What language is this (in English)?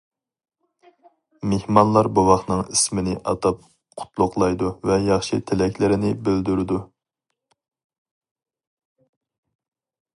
Uyghur